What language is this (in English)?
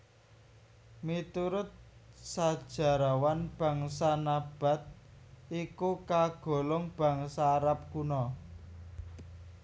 Javanese